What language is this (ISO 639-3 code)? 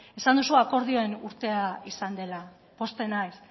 eus